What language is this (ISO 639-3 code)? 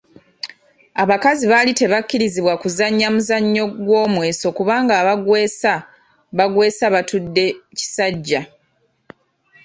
lug